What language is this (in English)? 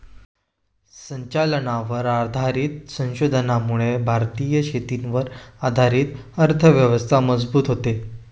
Marathi